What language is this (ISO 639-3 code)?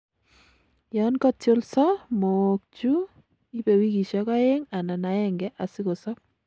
kln